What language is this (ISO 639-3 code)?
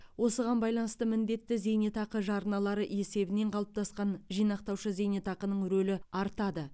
kaz